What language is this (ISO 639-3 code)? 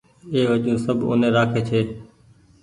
gig